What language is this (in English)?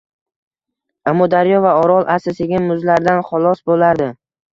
Uzbek